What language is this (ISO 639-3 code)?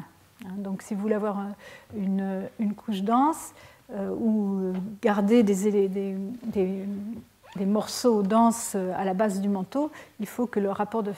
fra